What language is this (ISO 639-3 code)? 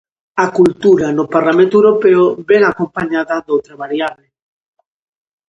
glg